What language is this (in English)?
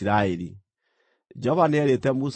Kikuyu